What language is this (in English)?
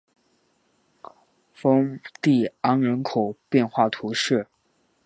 Chinese